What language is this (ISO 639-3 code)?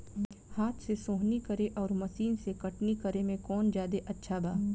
bho